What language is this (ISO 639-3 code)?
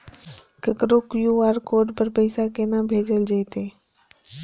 mai